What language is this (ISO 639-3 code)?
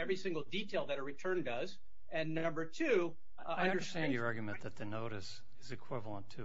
eng